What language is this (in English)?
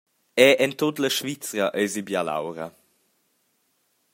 Romansh